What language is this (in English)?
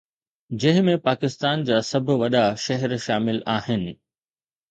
Sindhi